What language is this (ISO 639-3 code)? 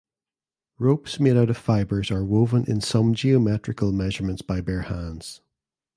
eng